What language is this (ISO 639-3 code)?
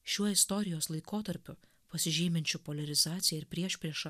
lit